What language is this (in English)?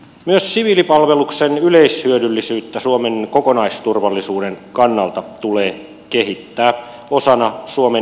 Finnish